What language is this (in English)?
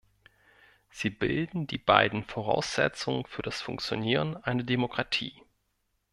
German